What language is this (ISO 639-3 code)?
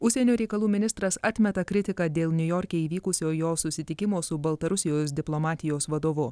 lit